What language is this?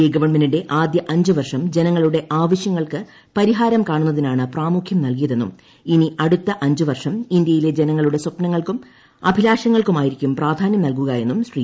Malayalam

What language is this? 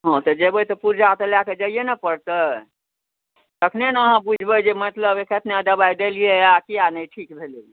Maithili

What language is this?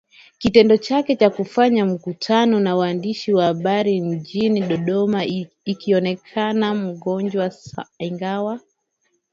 Swahili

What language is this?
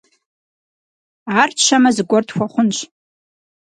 Kabardian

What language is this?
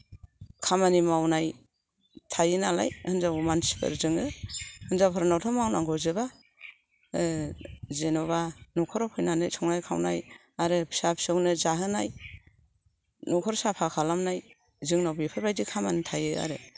Bodo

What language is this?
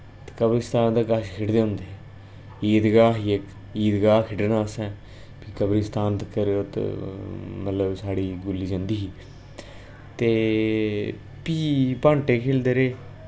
Dogri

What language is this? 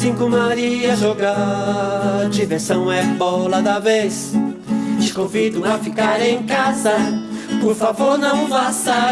Portuguese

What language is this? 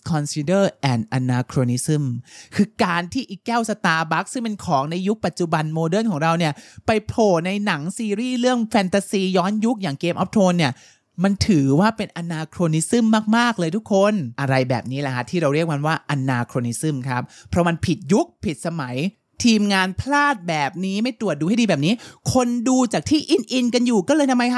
Thai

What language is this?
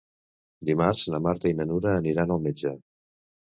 Catalan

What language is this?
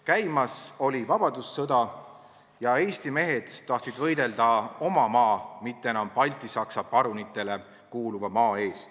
Estonian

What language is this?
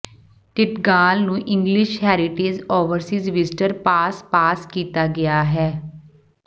Punjabi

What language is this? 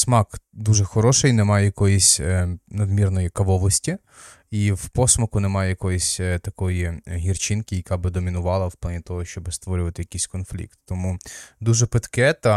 Ukrainian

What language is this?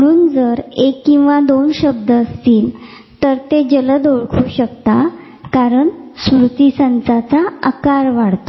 Marathi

